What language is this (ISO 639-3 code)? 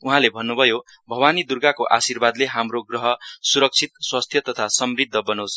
nep